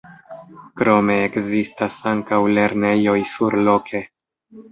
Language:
Esperanto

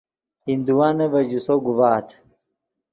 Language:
Yidgha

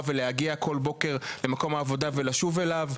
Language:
Hebrew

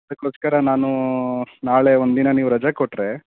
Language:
Kannada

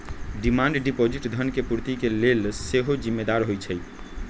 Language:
Magahi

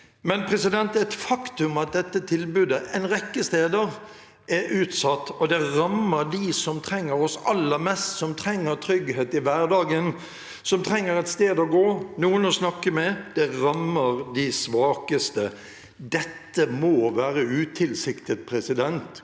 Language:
Norwegian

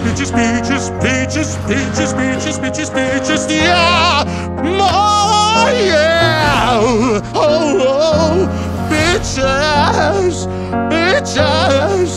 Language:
Romanian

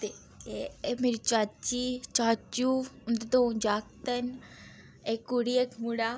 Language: Dogri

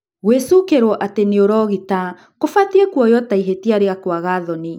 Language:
Kikuyu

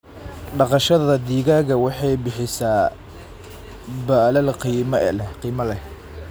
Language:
Somali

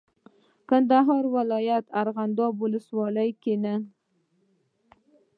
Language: Pashto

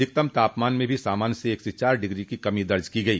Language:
Hindi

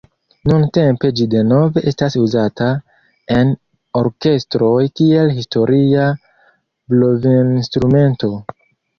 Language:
Esperanto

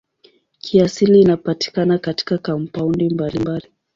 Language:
Swahili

